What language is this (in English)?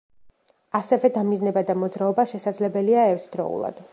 Georgian